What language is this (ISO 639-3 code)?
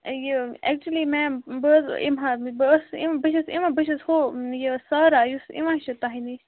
kas